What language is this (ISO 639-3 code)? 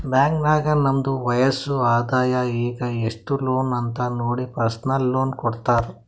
kan